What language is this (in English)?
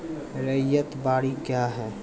Maithili